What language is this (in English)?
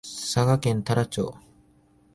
Japanese